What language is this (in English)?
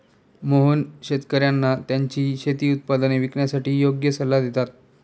Marathi